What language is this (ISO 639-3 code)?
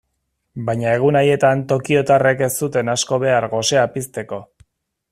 eus